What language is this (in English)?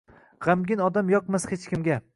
Uzbek